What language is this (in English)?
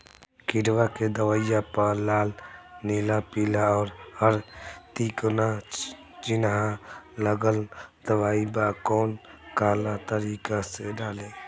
Bhojpuri